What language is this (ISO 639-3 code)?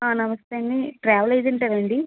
tel